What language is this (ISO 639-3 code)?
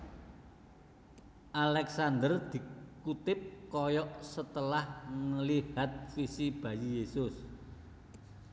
jav